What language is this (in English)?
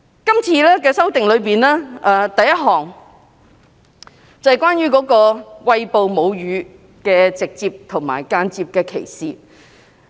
Cantonese